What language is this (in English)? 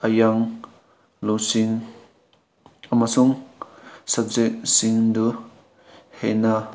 Manipuri